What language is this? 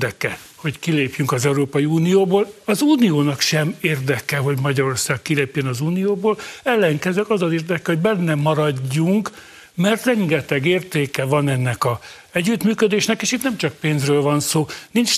Hungarian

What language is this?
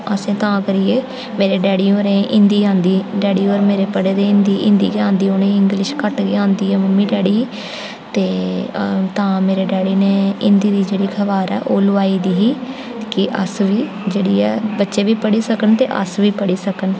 Dogri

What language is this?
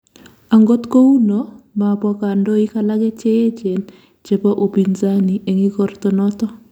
Kalenjin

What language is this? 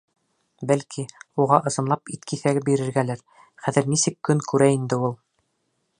Bashkir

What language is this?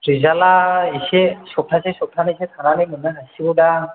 Bodo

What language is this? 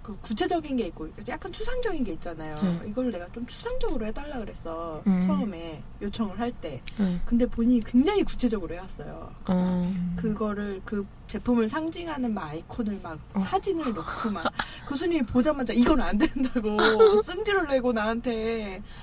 Korean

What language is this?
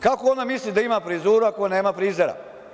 Serbian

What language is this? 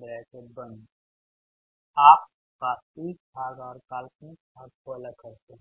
Hindi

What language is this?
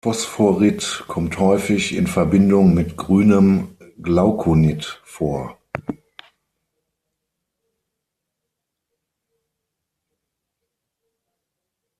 German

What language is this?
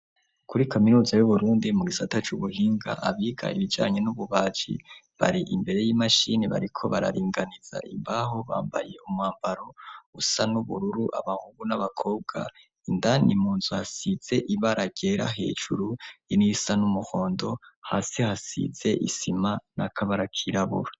Rundi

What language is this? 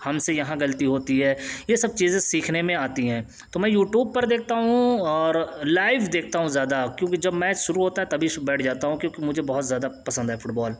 Urdu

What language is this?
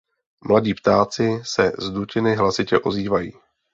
Czech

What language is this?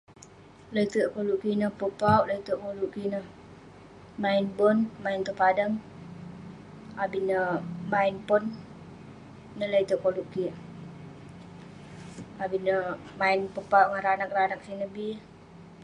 Western Penan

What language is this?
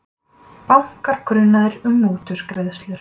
Icelandic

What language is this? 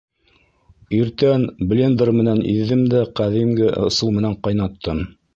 Bashkir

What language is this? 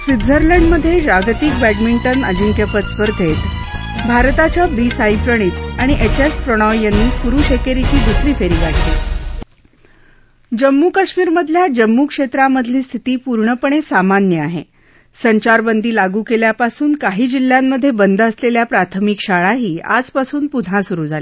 Marathi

